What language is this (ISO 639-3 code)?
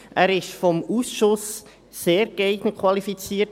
gsw